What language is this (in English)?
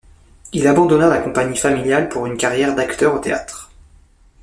French